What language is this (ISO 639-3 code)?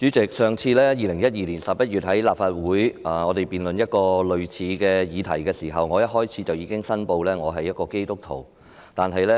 yue